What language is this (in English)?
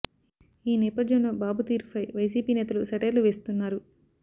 Telugu